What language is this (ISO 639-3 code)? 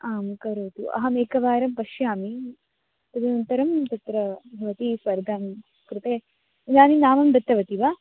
san